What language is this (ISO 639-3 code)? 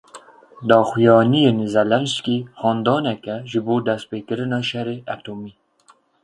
kur